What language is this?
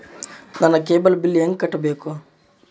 Kannada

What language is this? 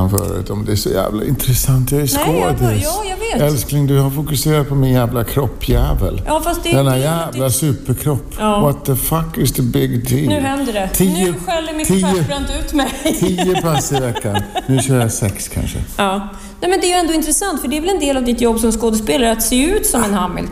Swedish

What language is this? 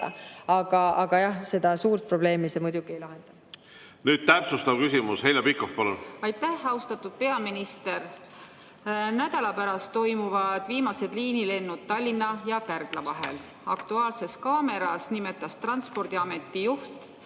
Estonian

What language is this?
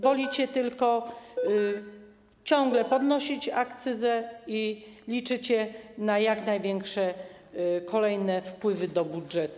Polish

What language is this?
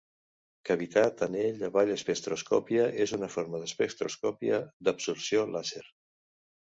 Catalan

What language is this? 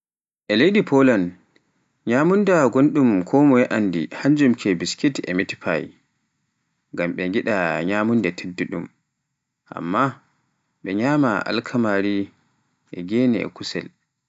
Pular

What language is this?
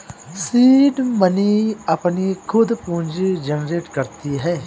Hindi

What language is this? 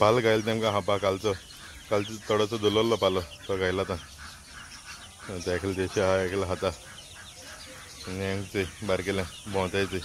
Marathi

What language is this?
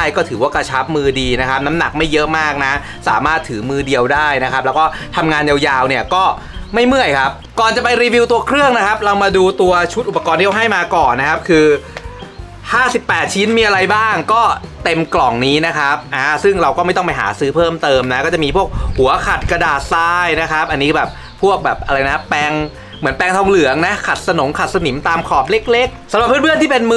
Thai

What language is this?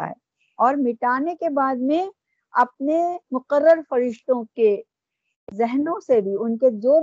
Urdu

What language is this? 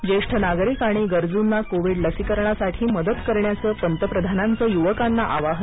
Marathi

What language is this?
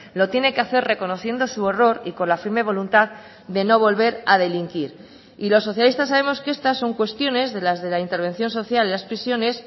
Spanish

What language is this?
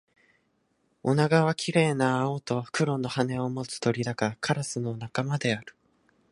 Japanese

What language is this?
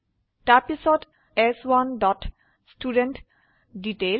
Assamese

